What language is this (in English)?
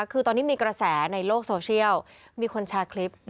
Thai